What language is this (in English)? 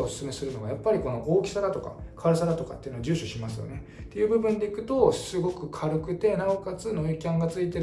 Japanese